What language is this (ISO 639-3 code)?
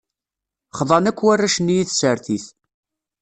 kab